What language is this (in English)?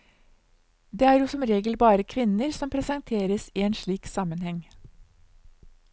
Norwegian